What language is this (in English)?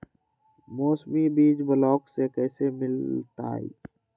Magahi